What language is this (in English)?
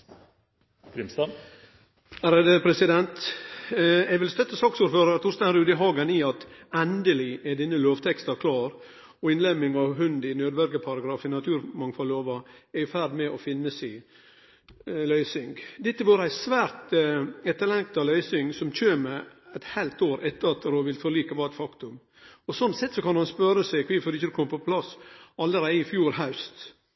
Norwegian